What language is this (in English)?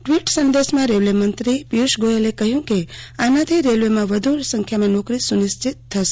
Gujarati